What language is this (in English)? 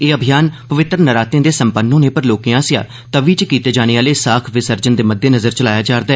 Dogri